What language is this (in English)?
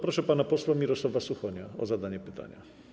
Polish